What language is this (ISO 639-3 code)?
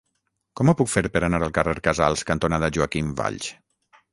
cat